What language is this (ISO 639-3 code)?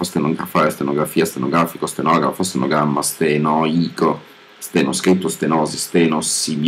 ita